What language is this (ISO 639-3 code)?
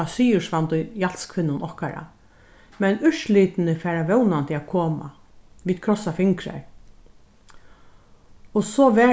fao